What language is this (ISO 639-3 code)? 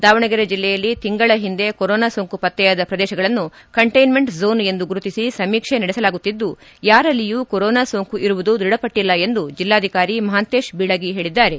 kan